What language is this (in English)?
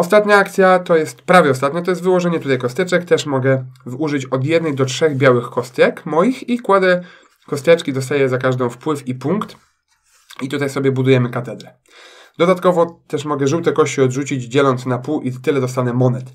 Polish